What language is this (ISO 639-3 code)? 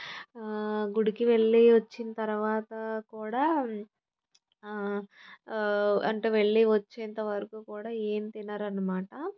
tel